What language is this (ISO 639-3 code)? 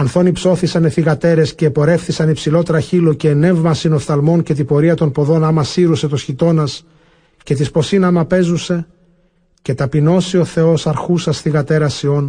ell